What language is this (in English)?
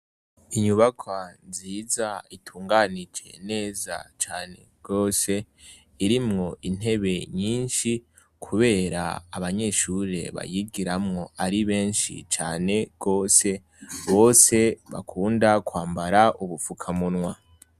Rundi